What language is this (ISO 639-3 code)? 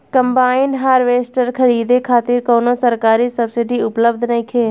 bho